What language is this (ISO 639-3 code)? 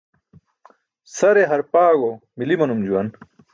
bsk